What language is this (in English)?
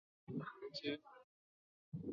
Chinese